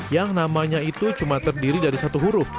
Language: Indonesian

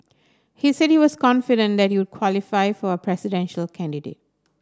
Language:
English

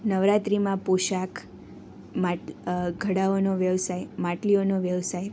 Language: Gujarati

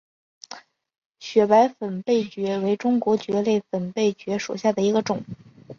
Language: Chinese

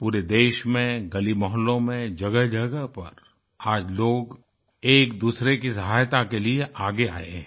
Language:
Hindi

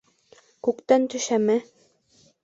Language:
Bashkir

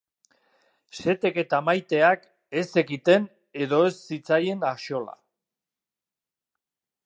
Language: Basque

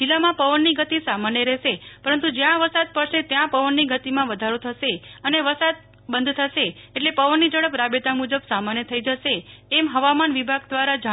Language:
Gujarati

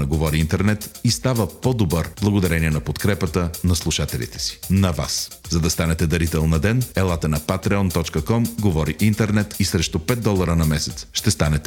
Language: Bulgarian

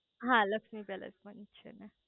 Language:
Gujarati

